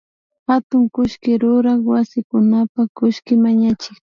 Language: Imbabura Highland Quichua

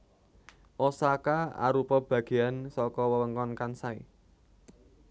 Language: Javanese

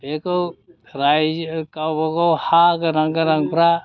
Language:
Bodo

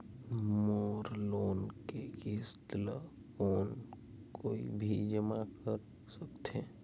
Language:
Chhattisgarhi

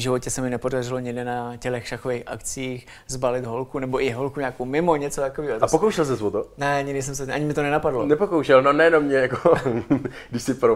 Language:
Czech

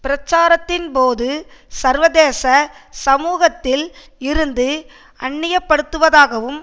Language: Tamil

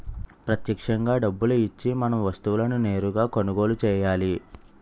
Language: Telugu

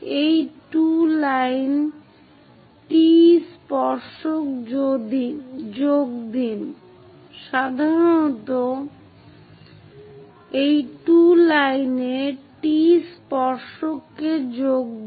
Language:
Bangla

